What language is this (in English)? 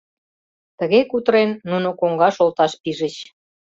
Mari